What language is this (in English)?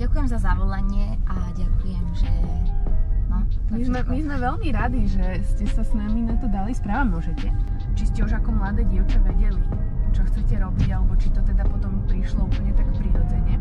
Slovak